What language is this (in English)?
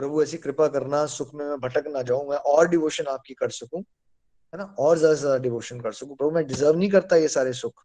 Hindi